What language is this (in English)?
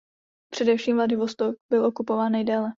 Czech